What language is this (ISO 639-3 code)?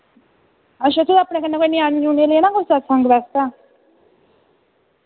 doi